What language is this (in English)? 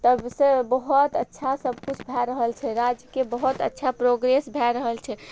Maithili